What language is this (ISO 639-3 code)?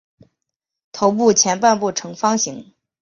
zho